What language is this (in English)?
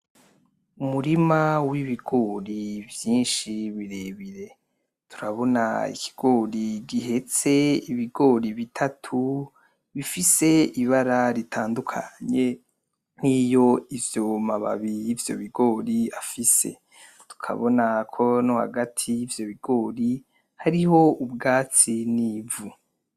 Rundi